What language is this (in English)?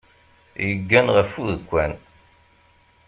Kabyle